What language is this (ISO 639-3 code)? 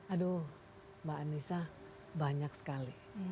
ind